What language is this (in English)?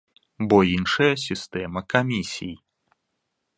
Belarusian